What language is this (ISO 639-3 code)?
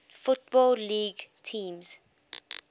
eng